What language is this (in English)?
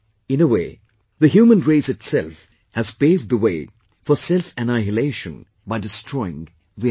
English